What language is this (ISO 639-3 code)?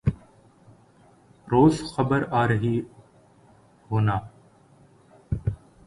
urd